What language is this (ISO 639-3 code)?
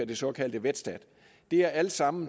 dan